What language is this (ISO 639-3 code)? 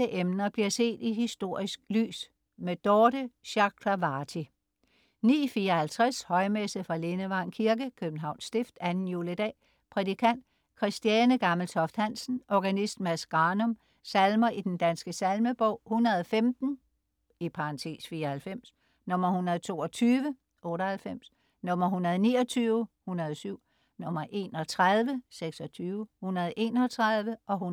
dan